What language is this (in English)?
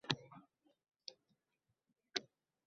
Uzbek